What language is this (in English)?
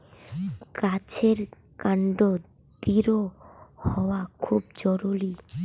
Bangla